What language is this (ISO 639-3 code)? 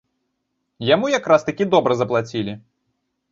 bel